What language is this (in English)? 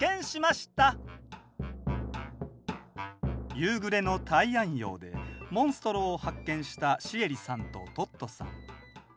Japanese